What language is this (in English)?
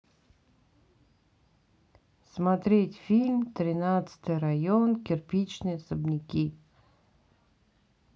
Russian